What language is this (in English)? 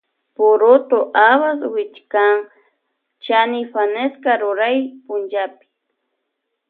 Loja Highland Quichua